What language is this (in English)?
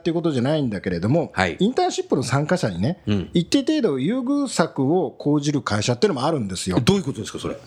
Japanese